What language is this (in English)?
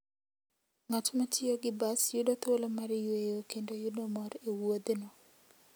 Luo (Kenya and Tanzania)